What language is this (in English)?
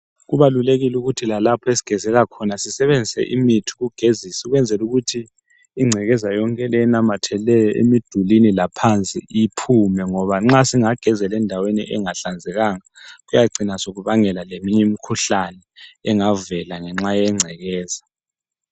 North Ndebele